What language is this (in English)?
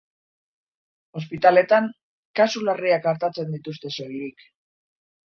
Basque